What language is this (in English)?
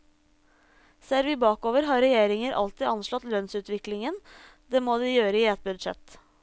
Norwegian